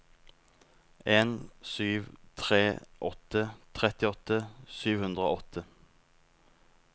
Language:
Norwegian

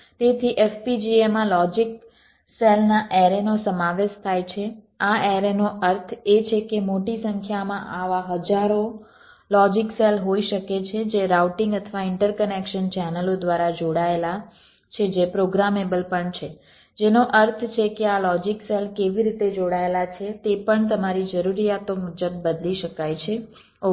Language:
Gujarati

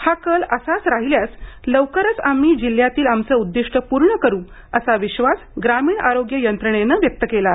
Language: Marathi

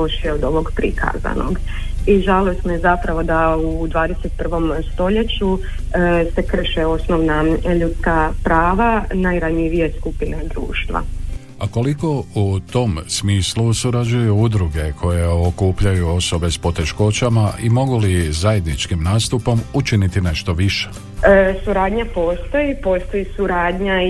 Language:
Croatian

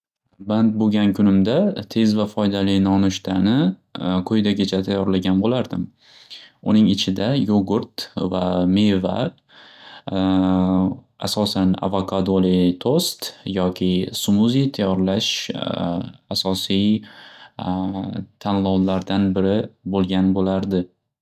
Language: Uzbek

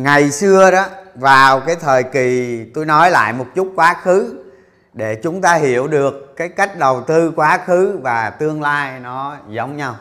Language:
Vietnamese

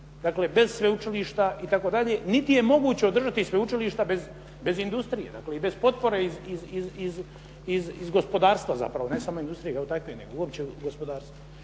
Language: Croatian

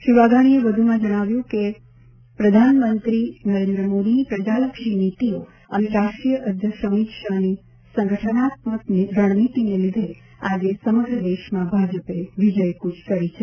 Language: Gujarati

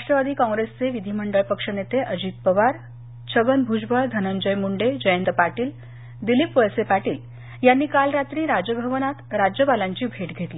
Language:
Marathi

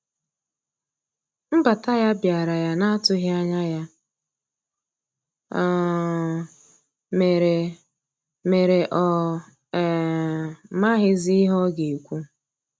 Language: Igbo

